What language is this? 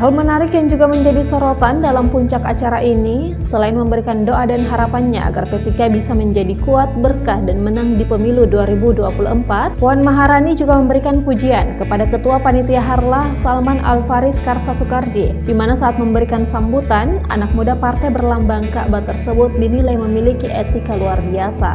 Indonesian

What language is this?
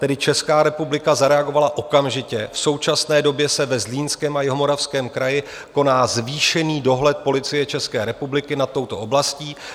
Czech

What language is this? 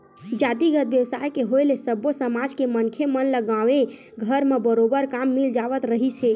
Chhattisgarhi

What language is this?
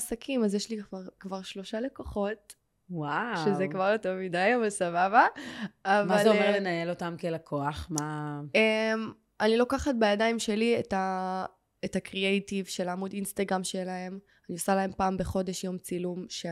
Hebrew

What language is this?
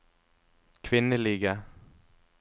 Norwegian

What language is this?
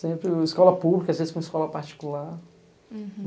Portuguese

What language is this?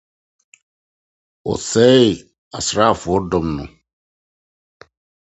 Akan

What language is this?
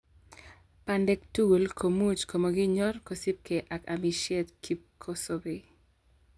Kalenjin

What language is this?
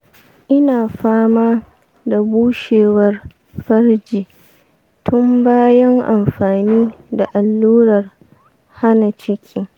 Hausa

